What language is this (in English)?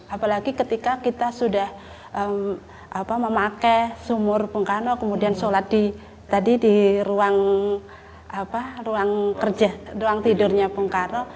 Indonesian